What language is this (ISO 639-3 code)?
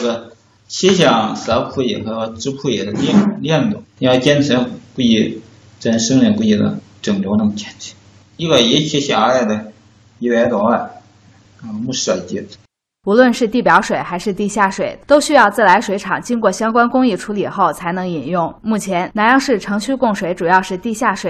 zho